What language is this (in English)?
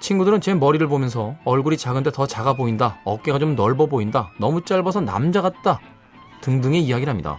Korean